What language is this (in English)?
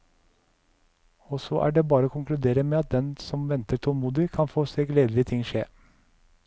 Norwegian